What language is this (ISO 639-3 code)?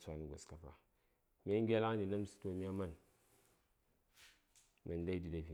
say